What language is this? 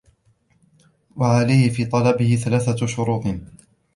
Arabic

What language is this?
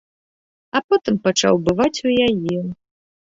Belarusian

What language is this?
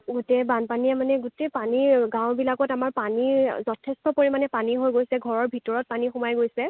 Assamese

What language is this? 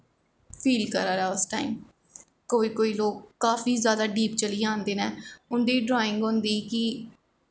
Dogri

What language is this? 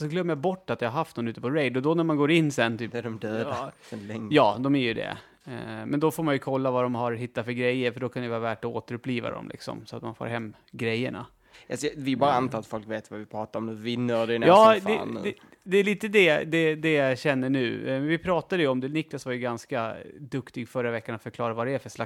Swedish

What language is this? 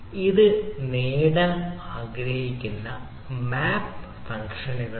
Malayalam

